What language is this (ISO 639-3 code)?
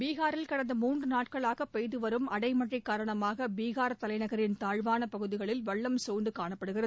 tam